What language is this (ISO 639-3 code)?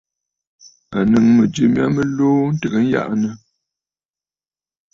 bfd